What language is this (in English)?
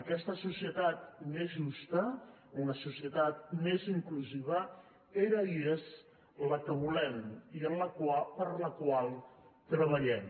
Catalan